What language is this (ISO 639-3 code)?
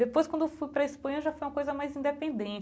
por